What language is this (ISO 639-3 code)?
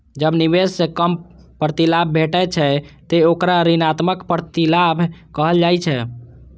mai